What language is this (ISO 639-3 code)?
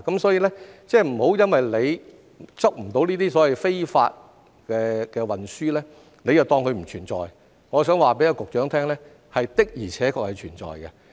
yue